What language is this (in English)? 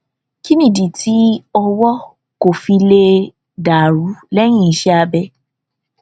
Yoruba